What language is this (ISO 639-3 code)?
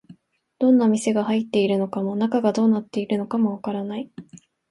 jpn